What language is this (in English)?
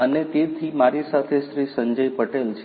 Gujarati